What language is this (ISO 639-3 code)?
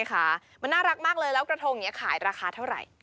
tha